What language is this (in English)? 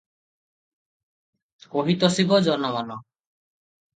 Odia